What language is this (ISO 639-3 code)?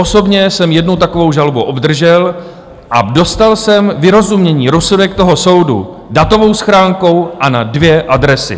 ces